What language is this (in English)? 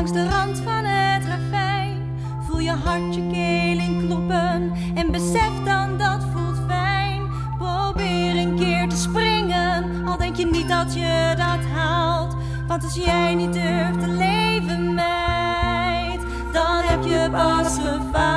Dutch